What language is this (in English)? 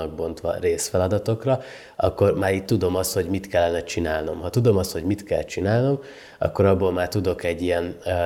Hungarian